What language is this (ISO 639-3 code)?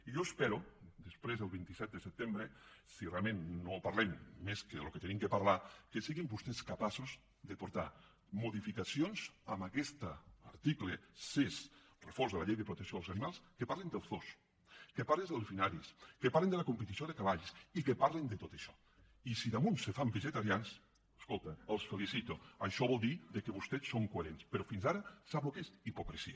cat